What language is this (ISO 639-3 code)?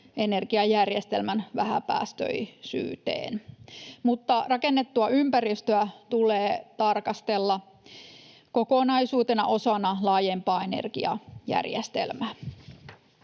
fin